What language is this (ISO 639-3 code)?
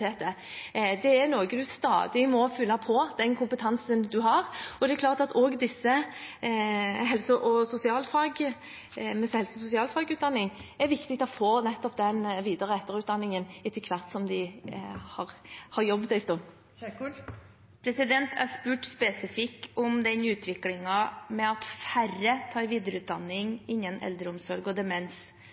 nor